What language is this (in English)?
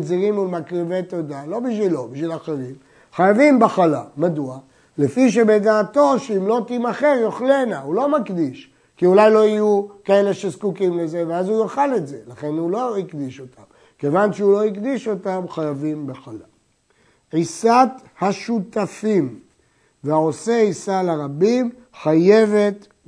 Hebrew